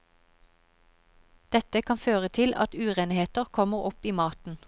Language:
Norwegian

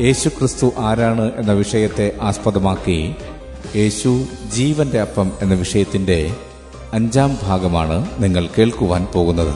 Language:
Malayalam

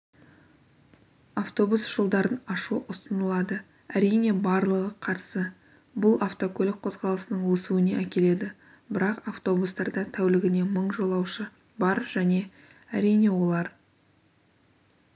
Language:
Kazakh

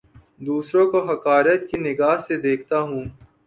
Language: Urdu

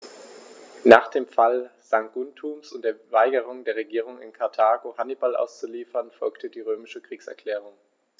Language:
German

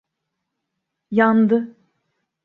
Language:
Turkish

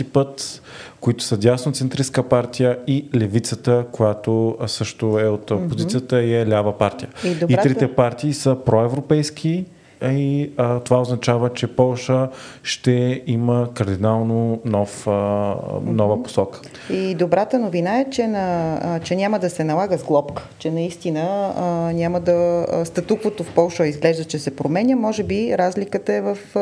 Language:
Bulgarian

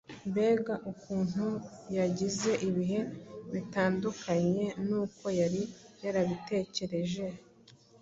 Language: Kinyarwanda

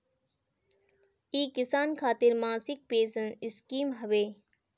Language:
Bhojpuri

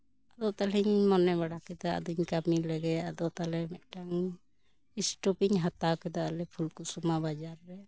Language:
Santali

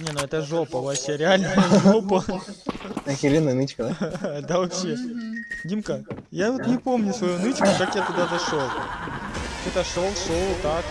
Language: Russian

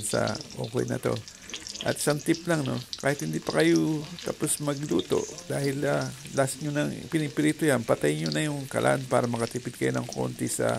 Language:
Filipino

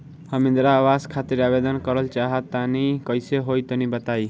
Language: Bhojpuri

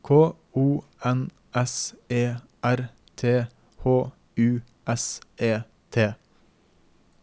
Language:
Norwegian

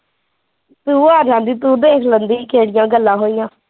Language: Punjabi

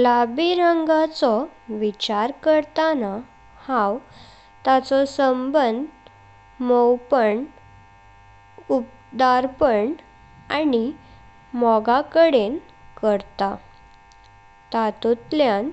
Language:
Konkani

